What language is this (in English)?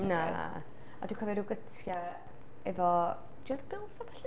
Welsh